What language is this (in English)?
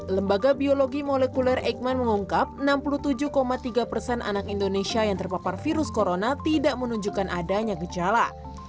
Indonesian